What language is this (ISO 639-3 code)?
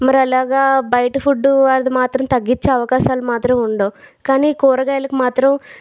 tel